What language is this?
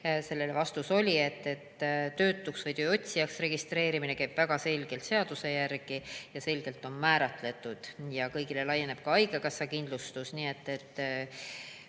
Estonian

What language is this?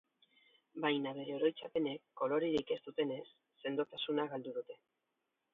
Basque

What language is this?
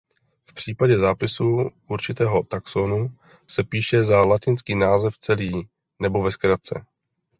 Czech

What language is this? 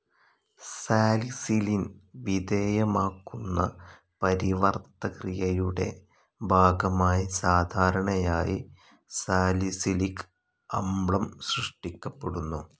Malayalam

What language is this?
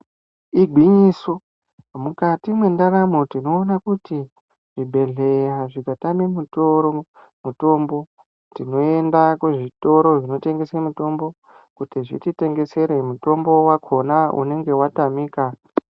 Ndau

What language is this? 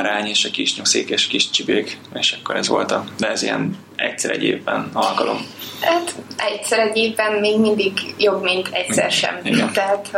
Hungarian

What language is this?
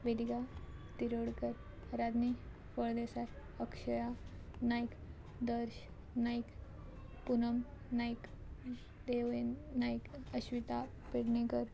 Konkani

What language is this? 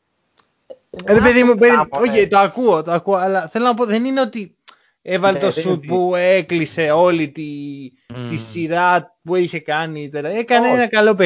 Greek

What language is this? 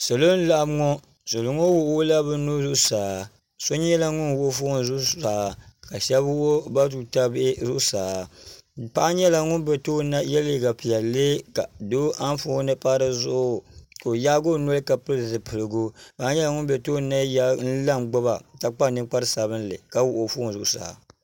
Dagbani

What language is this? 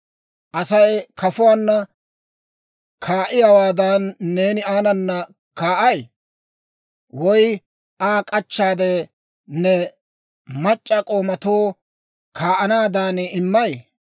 Dawro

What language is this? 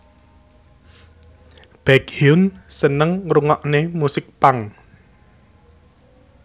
Javanese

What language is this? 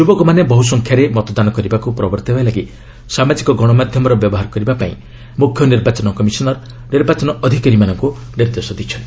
Odia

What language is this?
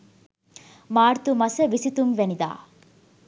Sinhala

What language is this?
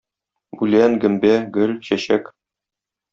Tatar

